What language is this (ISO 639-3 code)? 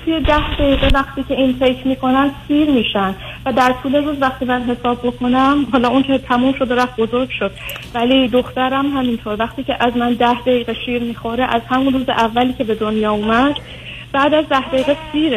fas